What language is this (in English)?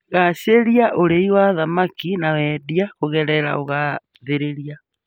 Kikuyu